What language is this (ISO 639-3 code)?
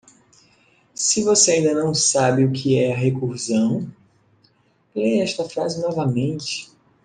por